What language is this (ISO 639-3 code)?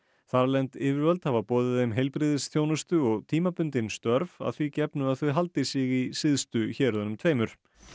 isl